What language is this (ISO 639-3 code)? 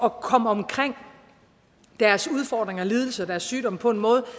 dan